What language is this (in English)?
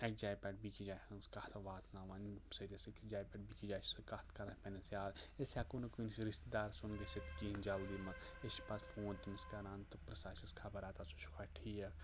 Kashmiri